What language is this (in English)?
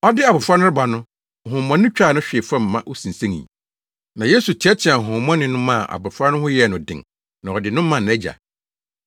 Akan